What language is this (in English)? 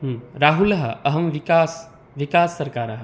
Sanskrit